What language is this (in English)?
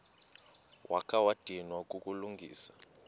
Xhosa